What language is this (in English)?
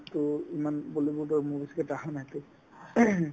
Assamese